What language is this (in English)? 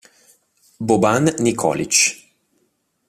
Italian